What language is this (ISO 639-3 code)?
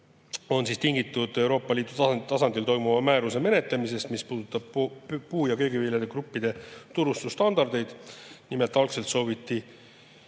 est